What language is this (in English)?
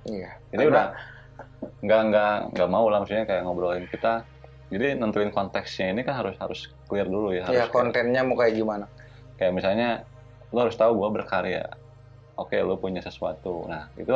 Indonesian